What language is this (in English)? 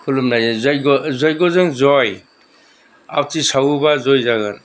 Bodo